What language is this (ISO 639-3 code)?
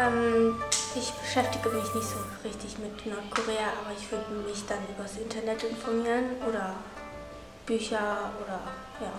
deu